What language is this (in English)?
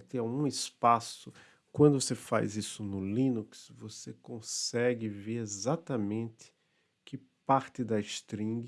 Portuguese